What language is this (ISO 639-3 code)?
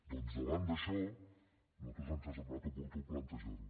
cat